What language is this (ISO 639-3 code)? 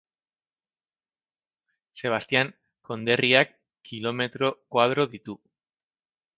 eus